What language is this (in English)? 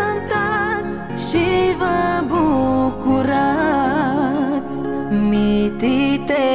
Romanian